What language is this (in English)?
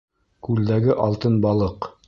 Bashkir